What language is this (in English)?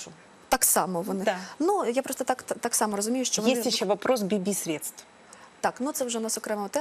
Russian